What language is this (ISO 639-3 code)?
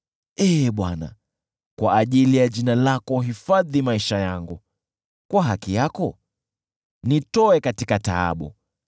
swa